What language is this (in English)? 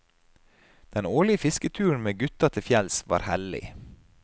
Norwegian